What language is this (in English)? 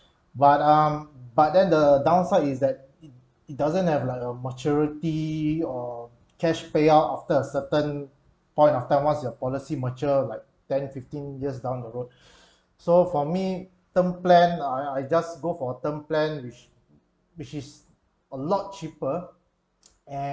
English